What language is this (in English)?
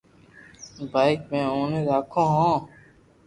Loarki